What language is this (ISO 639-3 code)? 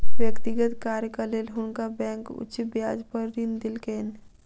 mai